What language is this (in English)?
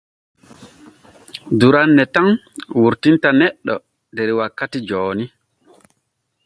Borgu Fulfulde